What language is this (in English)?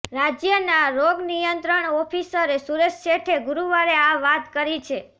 Gujarati